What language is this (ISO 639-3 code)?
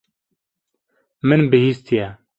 kur